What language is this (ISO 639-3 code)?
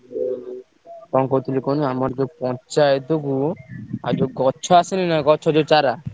ori